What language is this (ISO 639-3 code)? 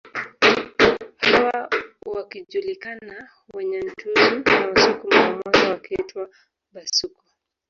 swa